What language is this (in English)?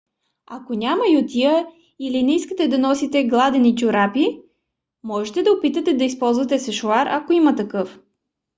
Bulgarian